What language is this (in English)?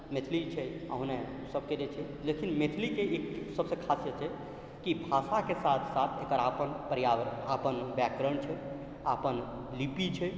Maithili